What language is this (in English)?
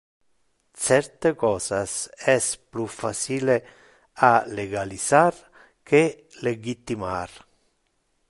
Interlingua